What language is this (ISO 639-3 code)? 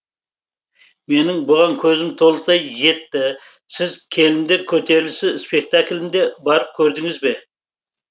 kaz